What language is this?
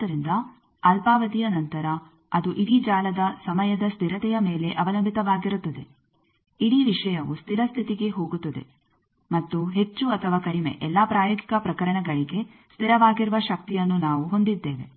Kannada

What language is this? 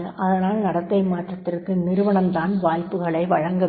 Tamil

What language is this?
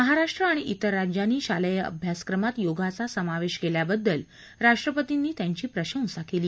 Marathi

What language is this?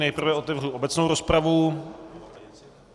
Czech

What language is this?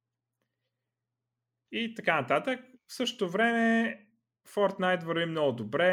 Bulgarian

